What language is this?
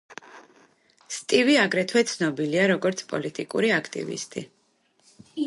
Georgian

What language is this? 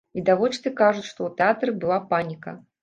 Belarusian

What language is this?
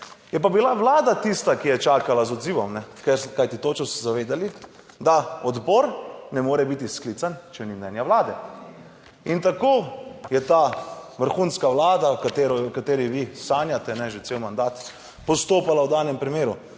Slovenian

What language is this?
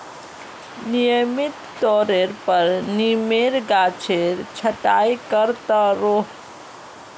Magahi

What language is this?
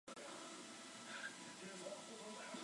Chinese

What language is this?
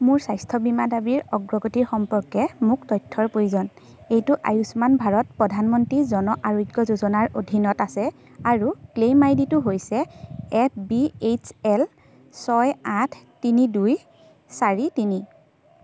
Assamese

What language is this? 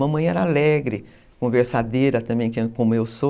Portuguese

